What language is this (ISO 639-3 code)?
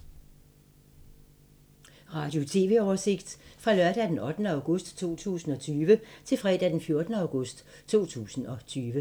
dan